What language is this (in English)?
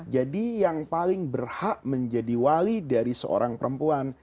Indonesian